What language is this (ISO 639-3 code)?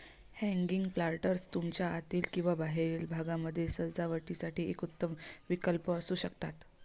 mar